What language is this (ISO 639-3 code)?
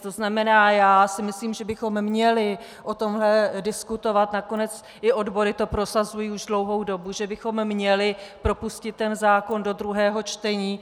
ces